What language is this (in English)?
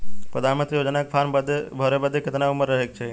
Bhojpuri